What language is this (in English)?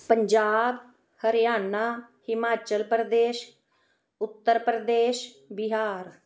Punjabi